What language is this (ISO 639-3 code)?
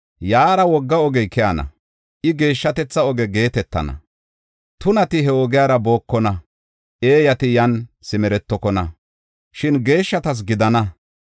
gof